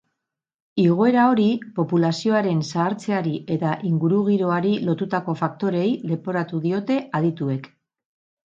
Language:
Basque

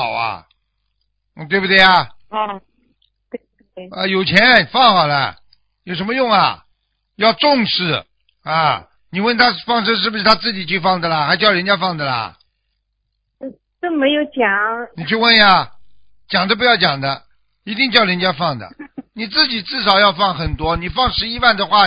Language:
Chinese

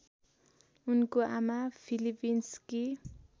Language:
Nepali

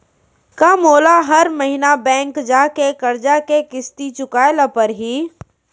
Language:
Chhattisgarhi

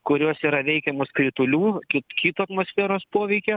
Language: Lithuanian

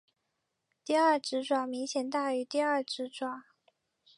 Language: Chinese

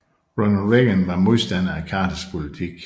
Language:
Danish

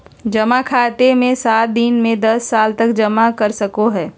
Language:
Magahi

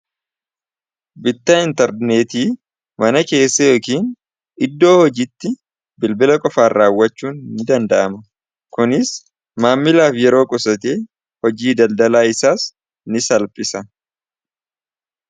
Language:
Oromo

